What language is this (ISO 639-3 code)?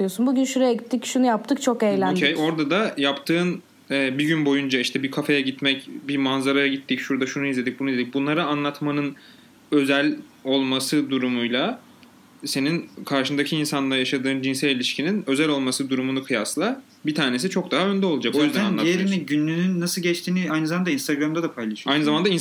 tur